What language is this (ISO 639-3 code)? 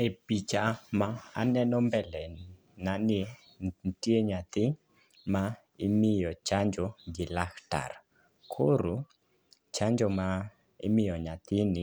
luo